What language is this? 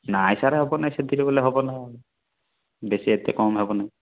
Odia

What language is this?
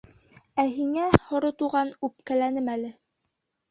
Bashkir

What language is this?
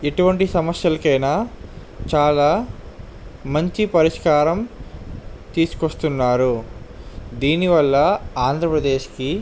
Telugu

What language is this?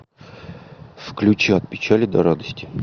Russian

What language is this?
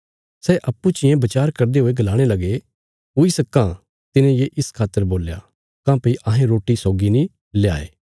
Bilaspuri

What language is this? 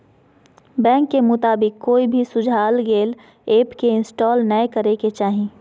Magahi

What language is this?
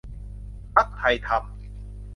Thai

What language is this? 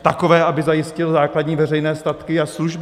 Czech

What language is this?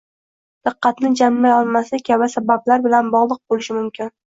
Uzbek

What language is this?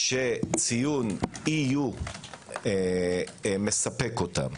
Hebrew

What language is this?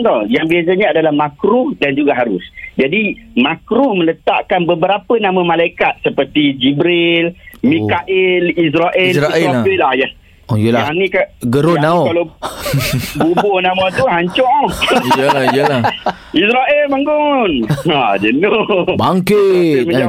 Malay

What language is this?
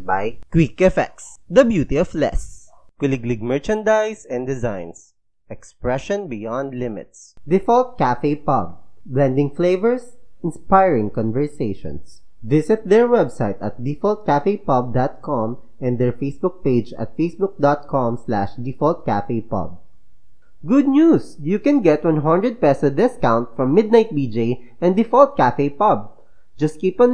Filipino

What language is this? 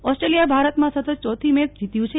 Gujarati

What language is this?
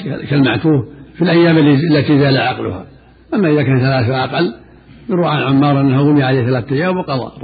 Arabic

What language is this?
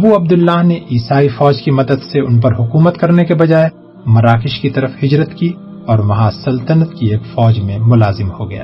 Urdu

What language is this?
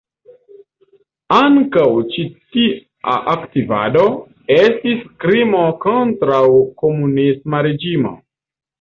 Esperanto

